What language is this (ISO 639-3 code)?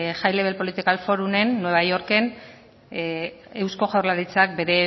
eus